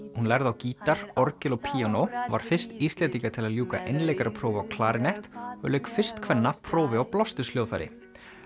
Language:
Icelandic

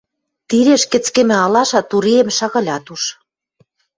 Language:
Western Mari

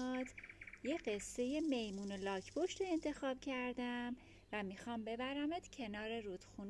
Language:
Persian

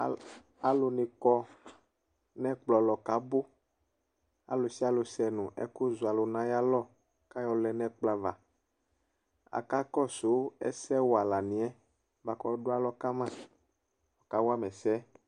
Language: Ikposo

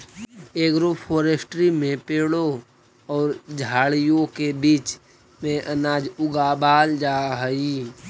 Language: Magahi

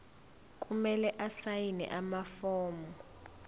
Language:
Zulu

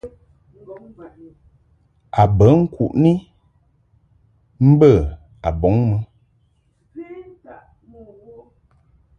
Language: Mungaka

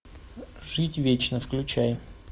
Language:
Russian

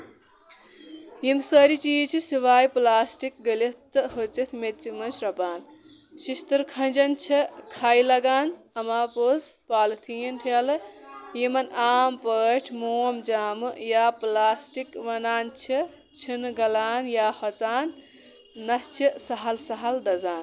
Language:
Kashmiri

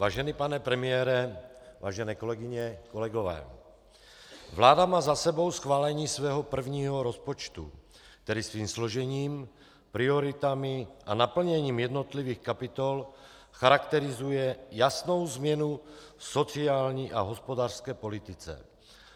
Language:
Czech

